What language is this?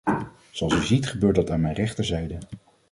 Dutch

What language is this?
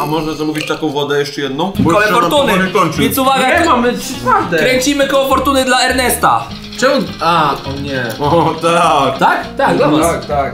Polish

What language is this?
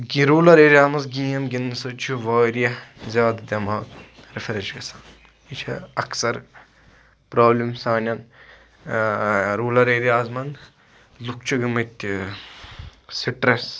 Kashmiri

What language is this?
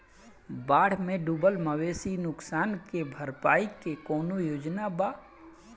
Bhojpuri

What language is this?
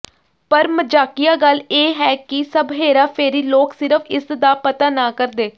Punjabi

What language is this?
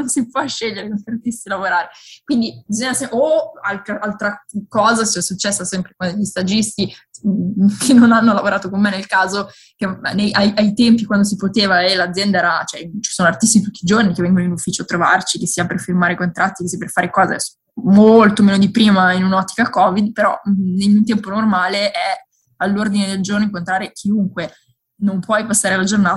Italian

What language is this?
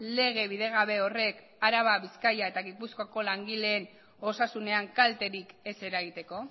Basque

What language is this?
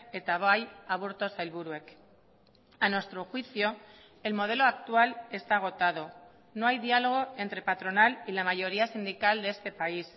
Spanish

